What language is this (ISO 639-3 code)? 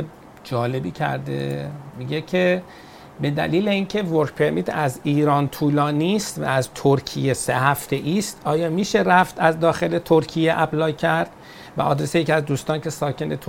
fas